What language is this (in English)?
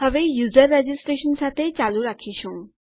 Gujarati